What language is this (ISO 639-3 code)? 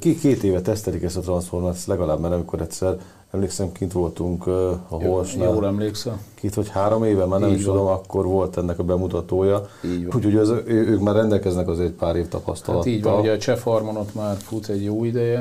hun